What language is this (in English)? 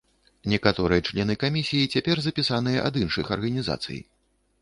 Belarusian